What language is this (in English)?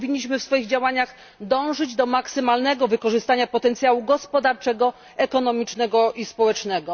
Polish